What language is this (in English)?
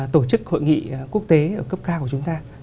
Vietnamese